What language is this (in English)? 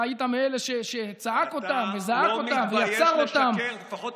Hebrew